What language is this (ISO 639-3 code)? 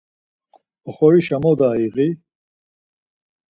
lzz